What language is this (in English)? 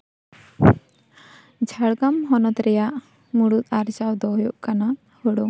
Santali